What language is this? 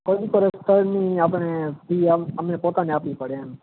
Gujarati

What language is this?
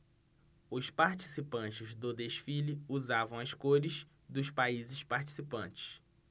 Portuguese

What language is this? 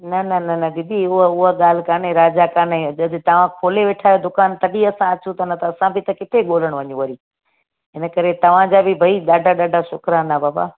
Sindhi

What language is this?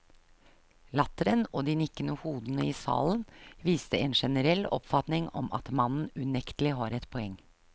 Norwegian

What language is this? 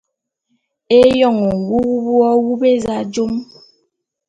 Bulu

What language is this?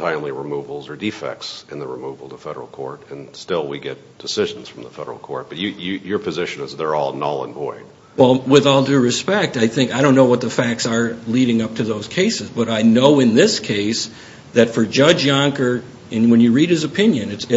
English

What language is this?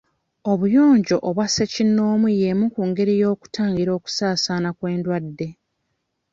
Ganda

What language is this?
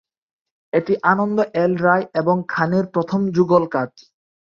Bangla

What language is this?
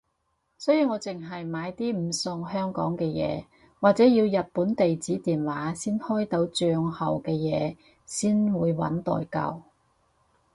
Cantonese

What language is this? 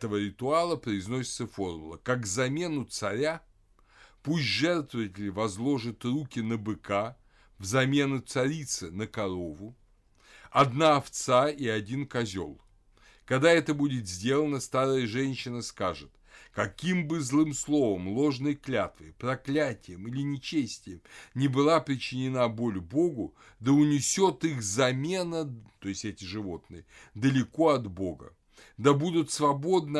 Russian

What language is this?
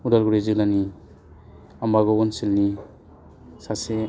Bodo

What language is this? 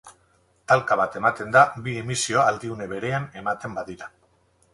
Basque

